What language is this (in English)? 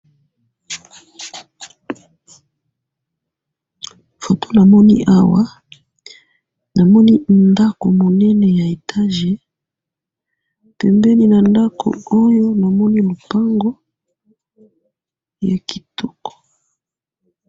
Lingala